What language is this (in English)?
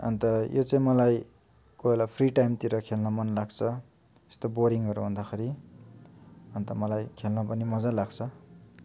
Nepali